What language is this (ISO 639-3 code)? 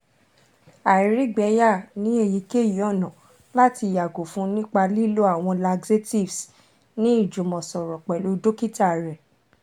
yor